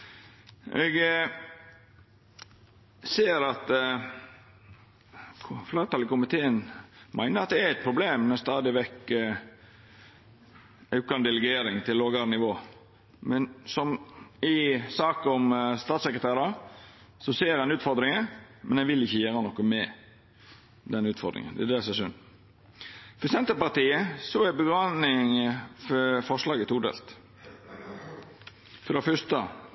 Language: Norwegian Nynorsk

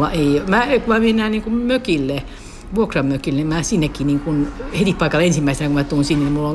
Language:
Finnish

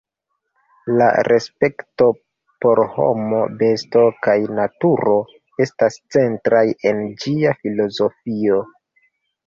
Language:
Esperanto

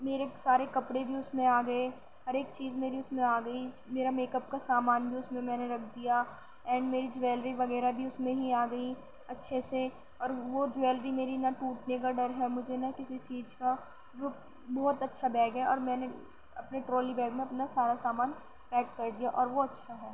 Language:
Urdu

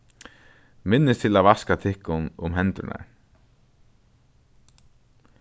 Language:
Faroese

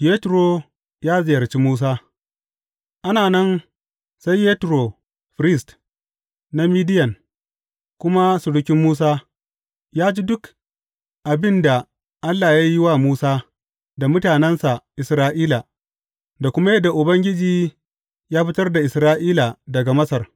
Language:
Hausa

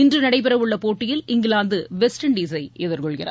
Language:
Tamil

